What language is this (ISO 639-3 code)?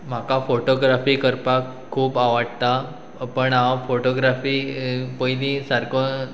kok